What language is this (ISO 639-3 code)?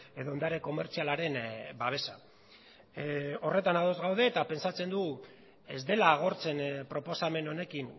eus